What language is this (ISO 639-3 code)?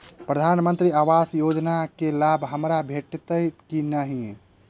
mai